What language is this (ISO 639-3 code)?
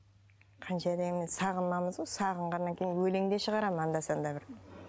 kaz